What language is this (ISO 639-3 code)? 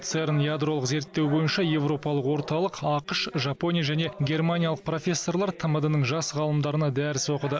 kaz